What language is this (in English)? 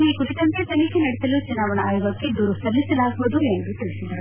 Kannada